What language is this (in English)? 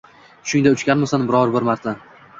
Uzbek